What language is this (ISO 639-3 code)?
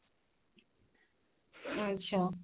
ori